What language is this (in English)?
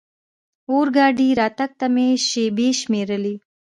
Pashto